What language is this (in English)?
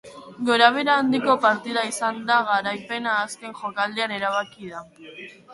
Basque